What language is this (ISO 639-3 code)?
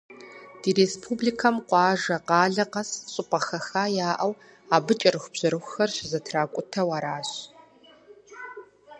kbd